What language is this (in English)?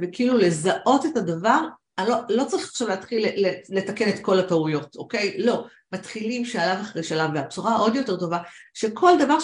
Hebrew